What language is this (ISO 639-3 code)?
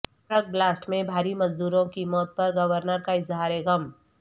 urd